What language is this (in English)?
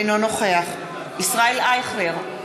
Hebrew